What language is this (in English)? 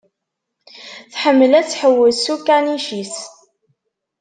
Kabyle